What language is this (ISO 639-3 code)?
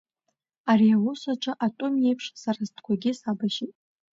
abk